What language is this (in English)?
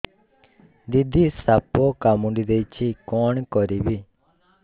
Odia